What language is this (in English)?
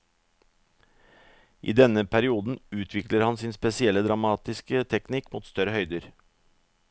Norwegian